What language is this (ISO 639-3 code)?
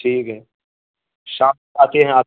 urd